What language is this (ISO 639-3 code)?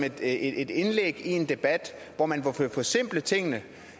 dan